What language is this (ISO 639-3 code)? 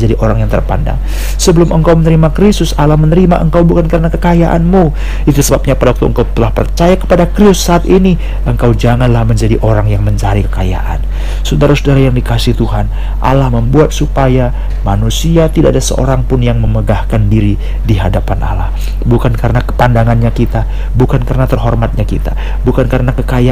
ind